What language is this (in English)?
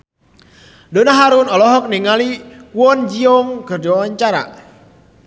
Sundanese